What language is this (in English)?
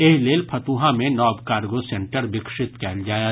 Maithili